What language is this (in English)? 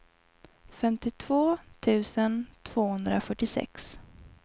Swedish